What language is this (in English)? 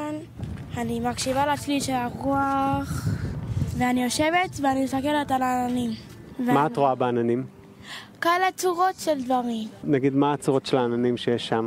Hebrew